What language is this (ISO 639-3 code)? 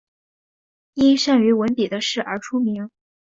zho